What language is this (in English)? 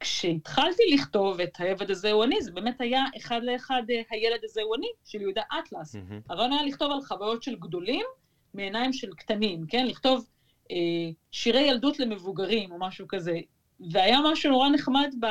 Hebrew